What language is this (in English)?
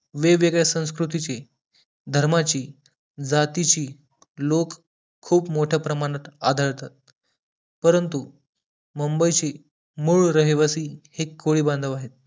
Marathi